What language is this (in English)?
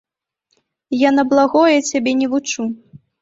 Belarusian